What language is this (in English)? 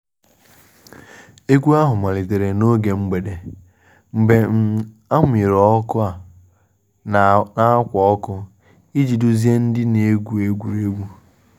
Igbo